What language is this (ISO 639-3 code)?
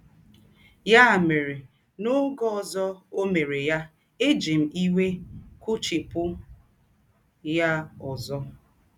ibo